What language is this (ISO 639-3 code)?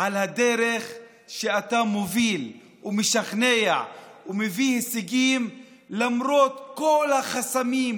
heb